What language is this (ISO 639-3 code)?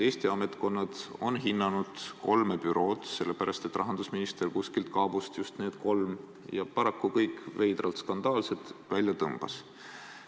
est